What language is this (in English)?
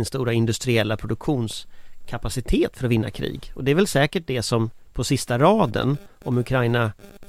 Swedish